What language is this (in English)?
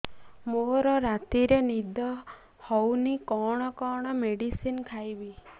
Odia